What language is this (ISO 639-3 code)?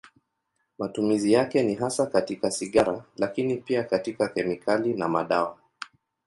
swa